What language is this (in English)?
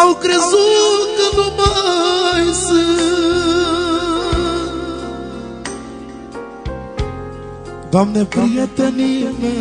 Romanian